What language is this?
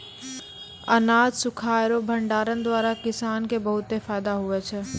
Maithili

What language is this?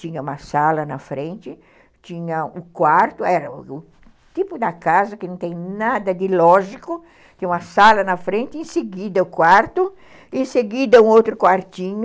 Portuguese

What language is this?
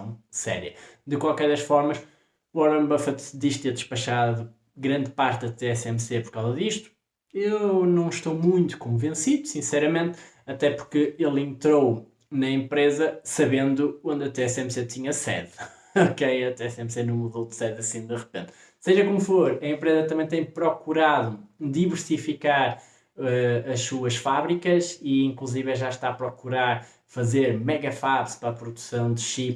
Portuguese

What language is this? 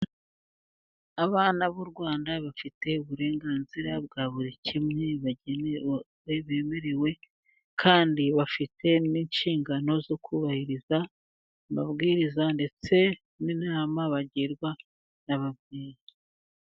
Kinyarwanda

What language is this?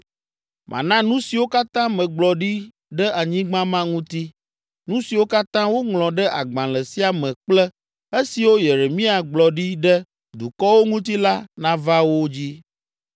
Ewe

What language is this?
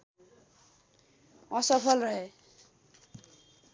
Nepali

